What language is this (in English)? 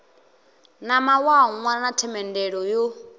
Venda